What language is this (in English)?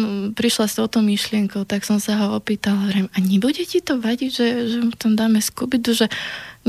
Slovak